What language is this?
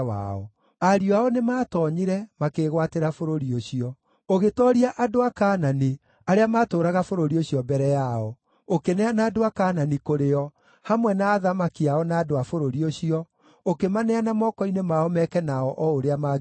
Kikuyu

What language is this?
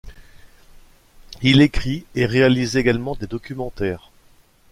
French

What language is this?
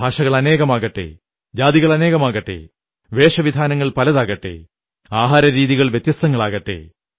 Malayalam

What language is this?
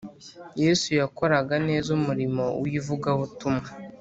Kinyarwanda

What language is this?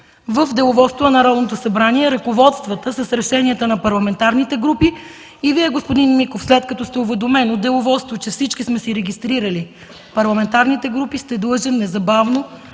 Bulgarian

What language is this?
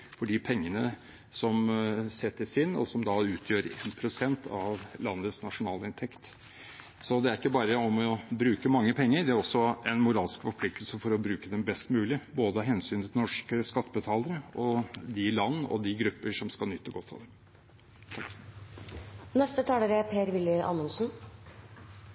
Norwegian Bokmål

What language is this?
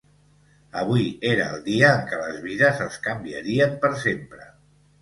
Catalan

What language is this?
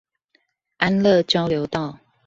Chinese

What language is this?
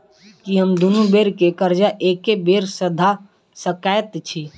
Maithili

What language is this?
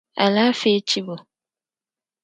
Dagbani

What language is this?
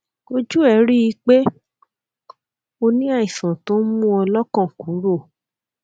Yoruba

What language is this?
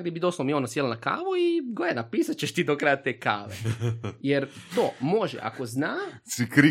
Croatian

